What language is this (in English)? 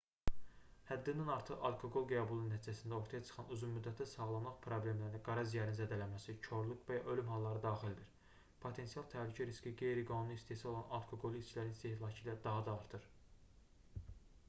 Azerbaijani